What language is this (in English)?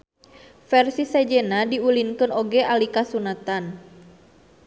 Sundanese